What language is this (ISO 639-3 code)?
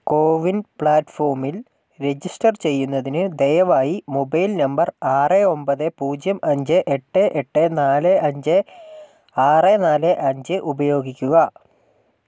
mal